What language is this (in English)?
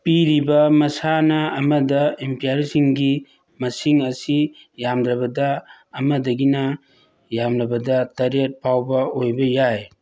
Manipuri